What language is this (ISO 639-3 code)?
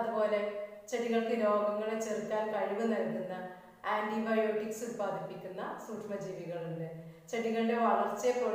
tur